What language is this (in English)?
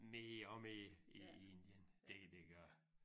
Danish